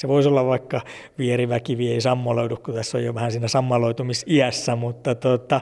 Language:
Finnish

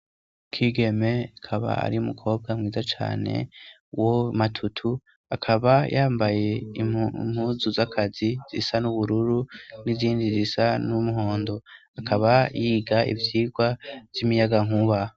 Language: Rundi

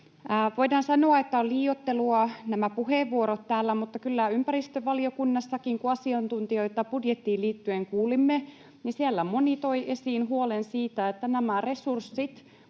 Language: Finnish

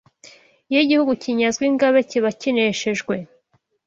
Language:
Kinyarwanda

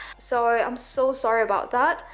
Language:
English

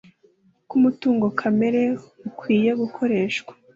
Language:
Kinyarwanda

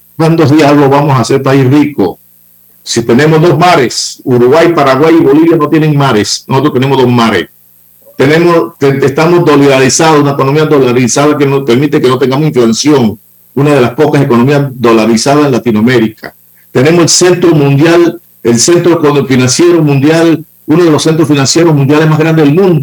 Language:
Spanish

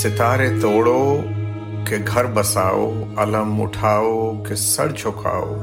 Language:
Urdu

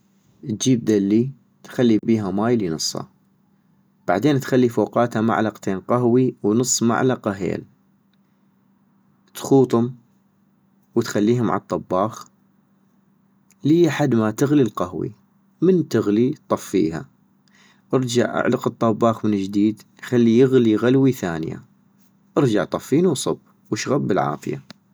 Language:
North Mesopotamian Arabic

